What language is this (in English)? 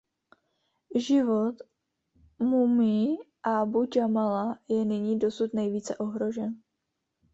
Czech